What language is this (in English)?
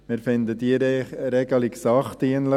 Swiss German